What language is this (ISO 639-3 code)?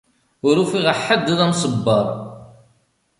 kab